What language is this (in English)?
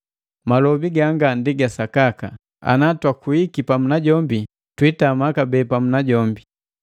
Matengo